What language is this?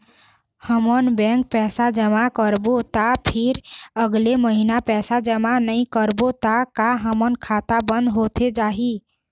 Chhattisgarhi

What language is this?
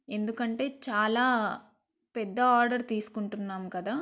Telugu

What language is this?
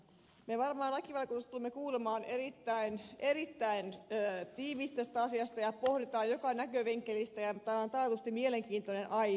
Finnish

